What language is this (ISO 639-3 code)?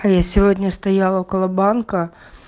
rus